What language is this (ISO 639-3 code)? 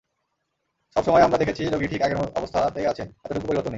ben